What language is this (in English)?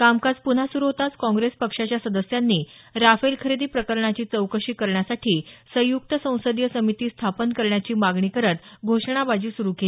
Marathi